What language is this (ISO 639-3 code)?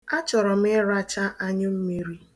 ibo